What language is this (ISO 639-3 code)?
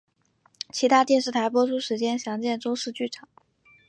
zho